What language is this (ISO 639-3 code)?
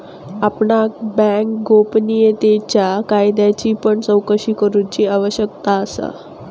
mar